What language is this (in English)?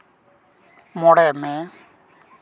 Santali